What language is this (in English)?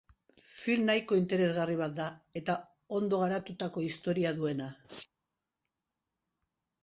Basque